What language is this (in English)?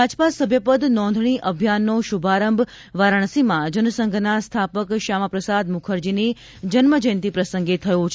Gujarati